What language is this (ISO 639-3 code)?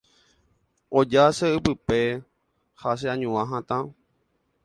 grn